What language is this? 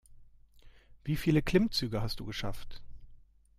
German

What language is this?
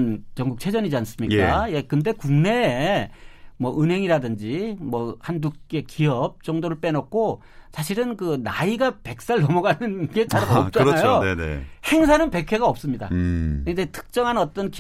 Korean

